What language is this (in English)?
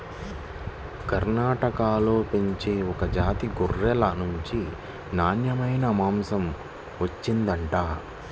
Telugu